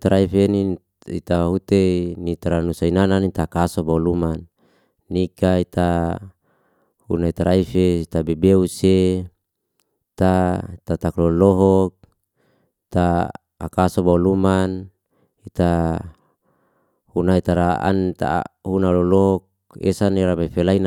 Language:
Liana-Seti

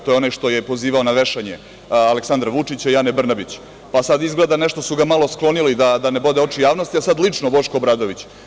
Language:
Serbian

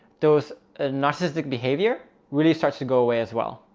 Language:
English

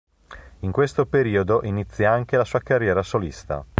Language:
Italian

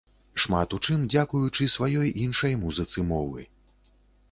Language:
Belarusian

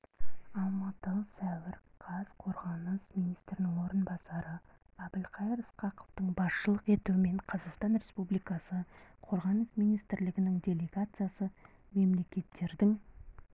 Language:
Kazakh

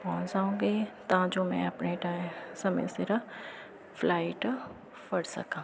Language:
Punjabi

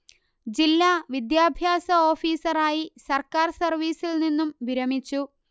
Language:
Malayalam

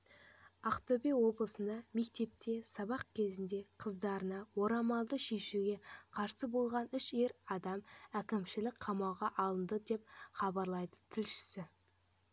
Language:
Kazakh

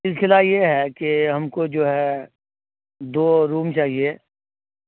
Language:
Urdu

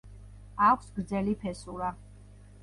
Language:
Georgian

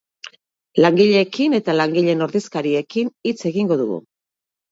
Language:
Basque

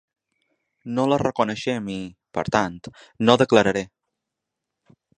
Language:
Catalan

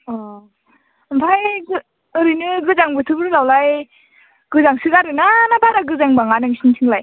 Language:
Bodo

